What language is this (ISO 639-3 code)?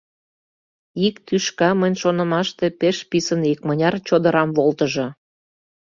chm